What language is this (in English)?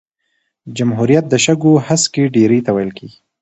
Pashto